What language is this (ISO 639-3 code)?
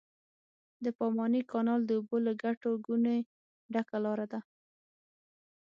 pus